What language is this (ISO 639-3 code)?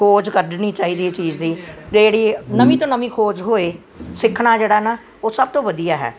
pan